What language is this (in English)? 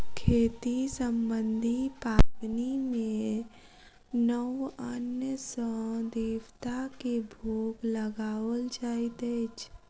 Maithili